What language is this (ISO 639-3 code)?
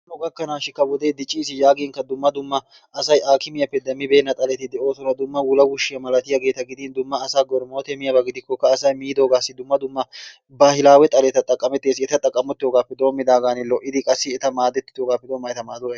wal